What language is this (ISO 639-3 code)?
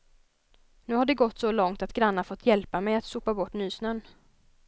swe